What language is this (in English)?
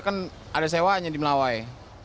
Indonesian